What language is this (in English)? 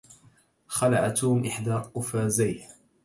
Arabic